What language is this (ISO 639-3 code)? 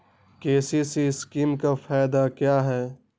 mag